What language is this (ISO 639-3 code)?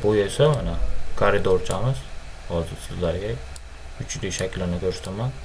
uzb